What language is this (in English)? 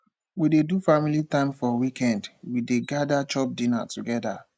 Nigerian Pidgin